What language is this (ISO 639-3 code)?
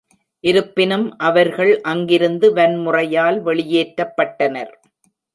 tam